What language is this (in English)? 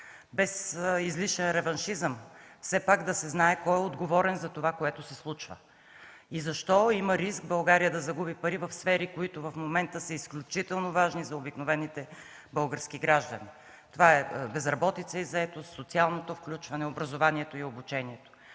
Bulgarian